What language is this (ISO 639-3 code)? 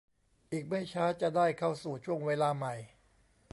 tha